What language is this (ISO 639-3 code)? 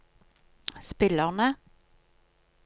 nor